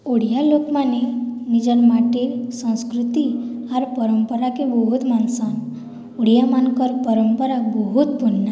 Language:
Odia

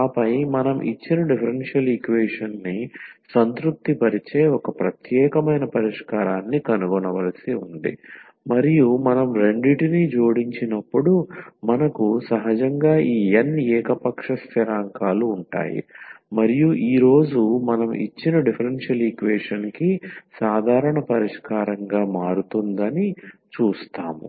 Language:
Telugu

